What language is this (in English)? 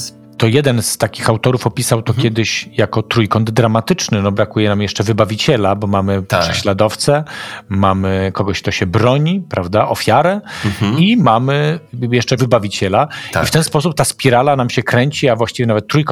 Polish